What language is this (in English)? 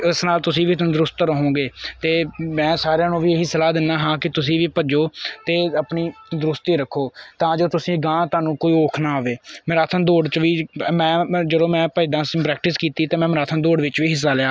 Punjabi